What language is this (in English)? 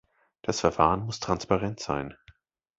German